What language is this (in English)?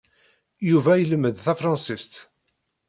Kabyle